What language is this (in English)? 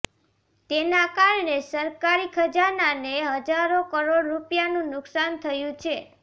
Gujarati